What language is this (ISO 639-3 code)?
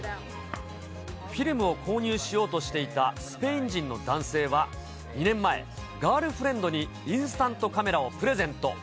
jpn